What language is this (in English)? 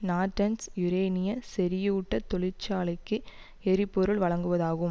Tamil